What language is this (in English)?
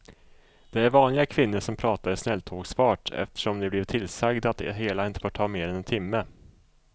Swedish